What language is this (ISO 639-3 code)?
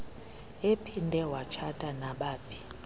xho